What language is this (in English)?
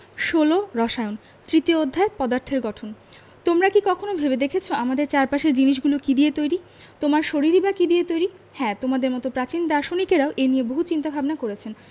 Bangla